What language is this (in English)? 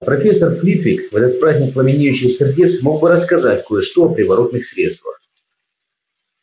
Russian